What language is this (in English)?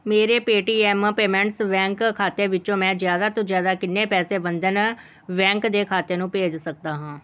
Punjabi